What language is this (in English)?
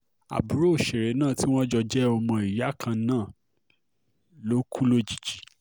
Yoruba